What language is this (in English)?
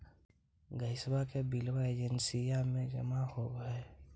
Magahi